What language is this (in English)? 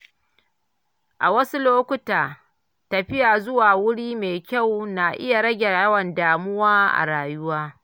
Hausa